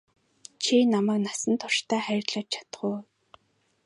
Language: Mongolian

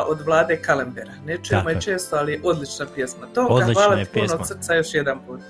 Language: Croatian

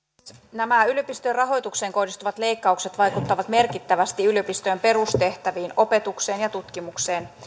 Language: Finnish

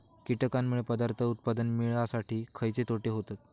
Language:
Marathi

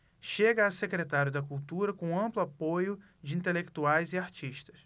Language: Portuguese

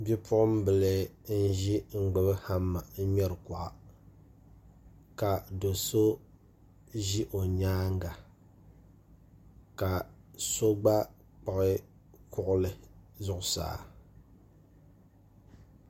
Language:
Dagbani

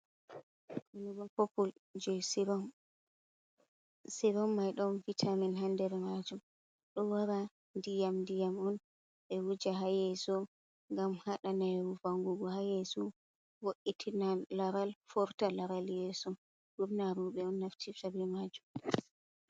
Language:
Fula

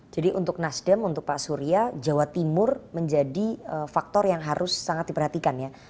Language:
Indonesian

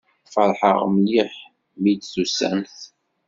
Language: Kabyle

